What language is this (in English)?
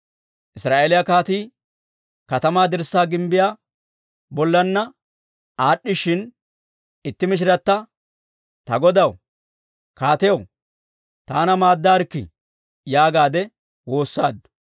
Dawro